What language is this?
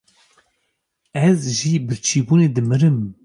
Kurdish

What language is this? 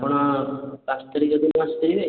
Odia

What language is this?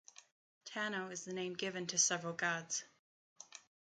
English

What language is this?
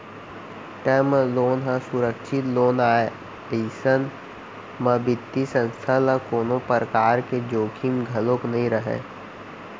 Chhattisgarhi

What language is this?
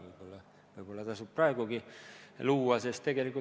Estonian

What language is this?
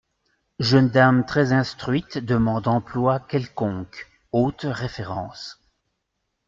French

